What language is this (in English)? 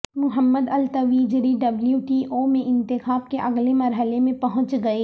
Urdu